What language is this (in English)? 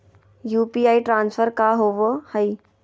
Magahi